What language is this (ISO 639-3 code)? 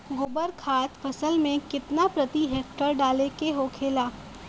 bho